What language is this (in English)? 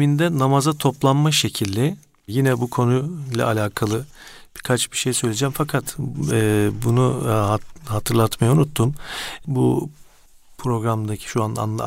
Turkish